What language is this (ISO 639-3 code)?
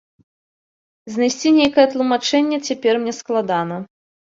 bel